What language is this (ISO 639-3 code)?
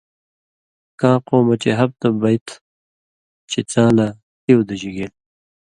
mvy